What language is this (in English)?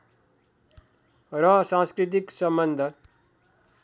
Nepali